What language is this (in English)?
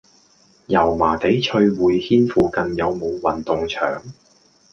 Cantonese